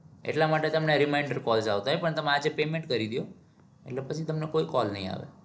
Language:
Gujarati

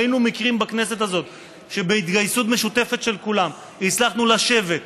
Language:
Hebrew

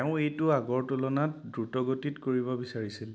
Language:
Assamese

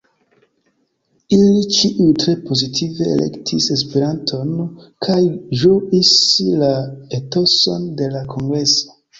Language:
Esperanto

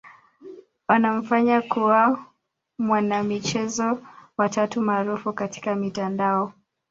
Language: Swahili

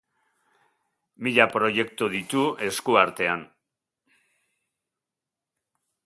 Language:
Basque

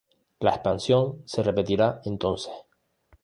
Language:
Spanish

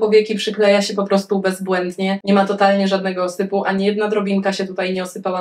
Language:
Polish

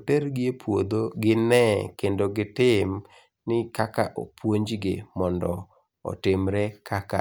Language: Luo (Kenya and Tanzania)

